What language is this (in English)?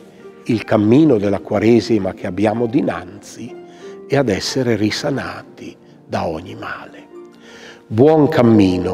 Italian